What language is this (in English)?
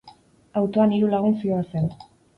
Basque